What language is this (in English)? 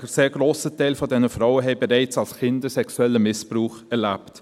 Swiss German